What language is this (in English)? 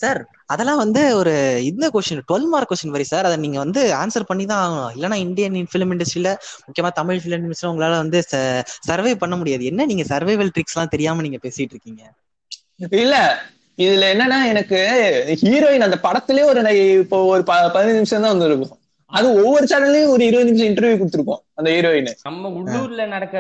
Tamil